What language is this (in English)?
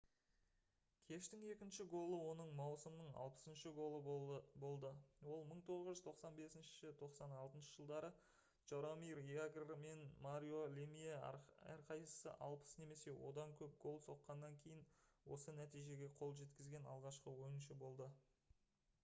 Kazakh